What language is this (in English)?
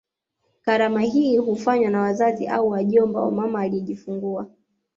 Swahili